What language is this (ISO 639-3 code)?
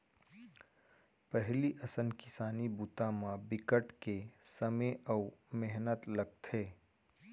hne